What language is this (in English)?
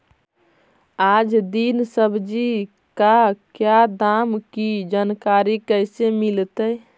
Magahi